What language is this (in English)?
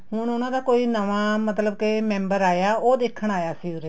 Punjabi